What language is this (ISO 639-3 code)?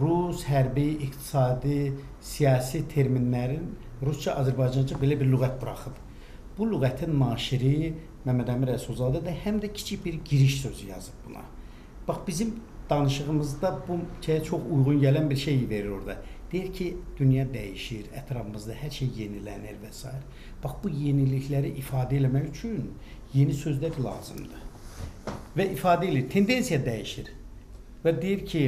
tur